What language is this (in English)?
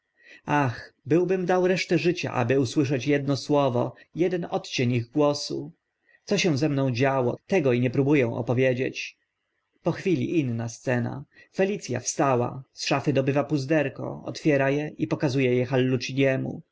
Polish